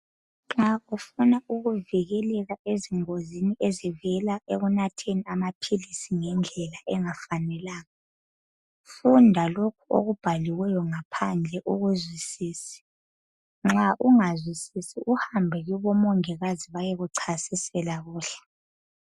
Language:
North Ndebele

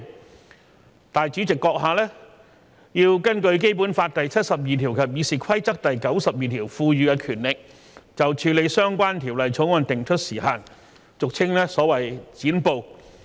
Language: Cantonese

